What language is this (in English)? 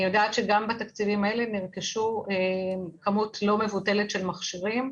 Hebrew